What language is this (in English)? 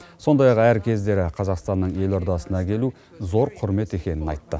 Kazakh